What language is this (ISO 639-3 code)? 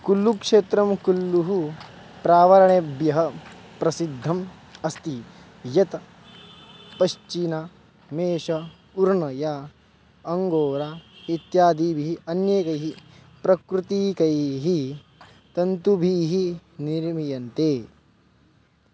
san